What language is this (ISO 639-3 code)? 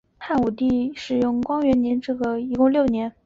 zho